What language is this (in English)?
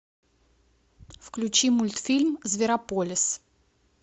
Russian